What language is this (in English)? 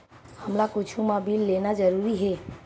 Chhattisgarhi